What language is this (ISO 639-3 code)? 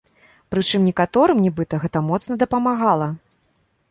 bel